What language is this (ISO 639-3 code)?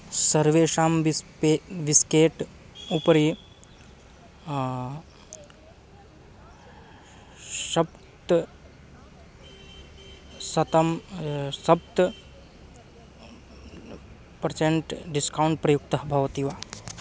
san